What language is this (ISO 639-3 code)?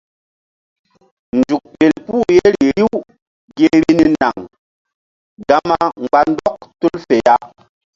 mdd